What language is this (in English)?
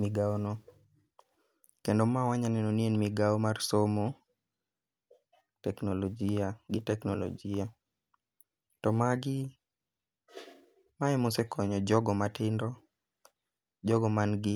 Luo (Kenya and Tanzania)